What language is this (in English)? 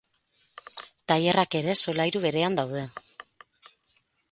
Basque